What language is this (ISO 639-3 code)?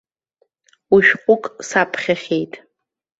abk